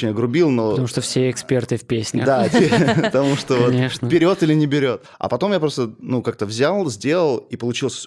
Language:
Russian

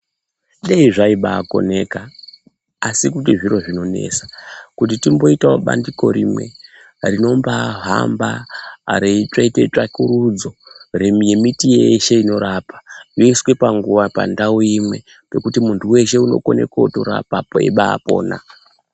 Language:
Ndau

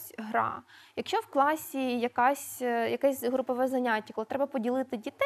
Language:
Ukrainian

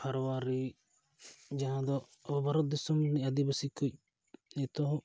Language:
Santali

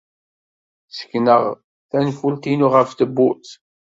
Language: Kabyle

